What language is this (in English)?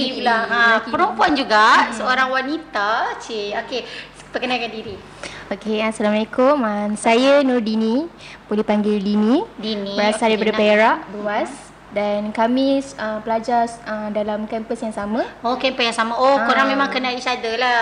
Malay